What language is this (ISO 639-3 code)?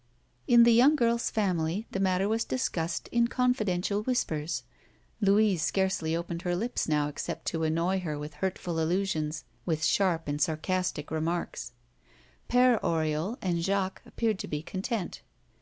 eng